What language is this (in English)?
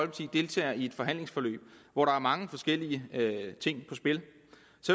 Danish